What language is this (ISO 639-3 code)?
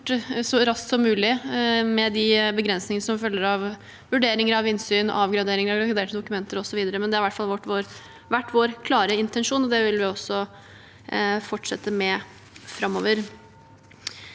nor